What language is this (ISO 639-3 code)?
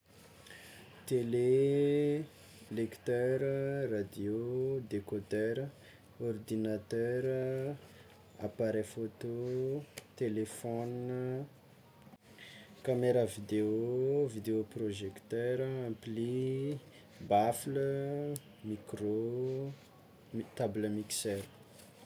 xmw